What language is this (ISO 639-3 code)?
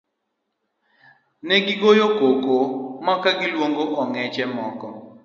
luo